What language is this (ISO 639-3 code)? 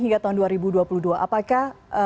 ind